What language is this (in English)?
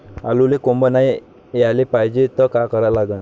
Marathi